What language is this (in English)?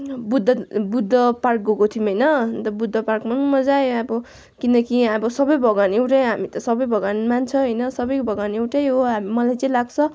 Nepali